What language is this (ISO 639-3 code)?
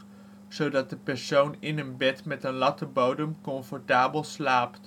nld